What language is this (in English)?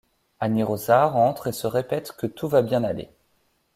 French